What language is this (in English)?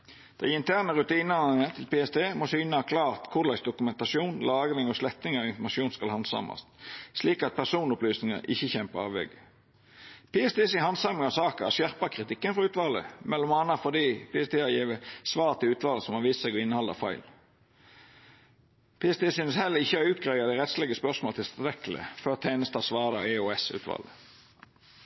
Norwegian Nynorsk